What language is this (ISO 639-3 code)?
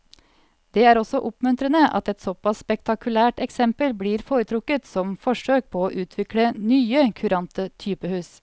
nor